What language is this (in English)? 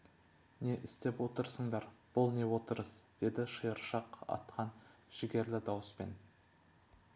Kazakh